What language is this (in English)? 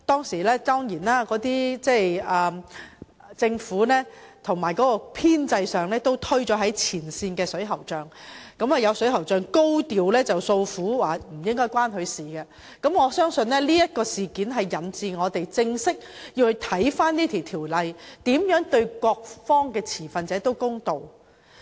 Cantonese